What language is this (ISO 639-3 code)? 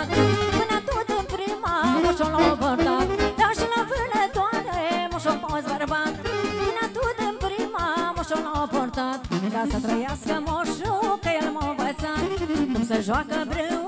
ron